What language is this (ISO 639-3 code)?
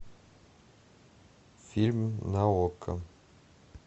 rus